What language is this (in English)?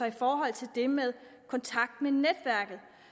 Danish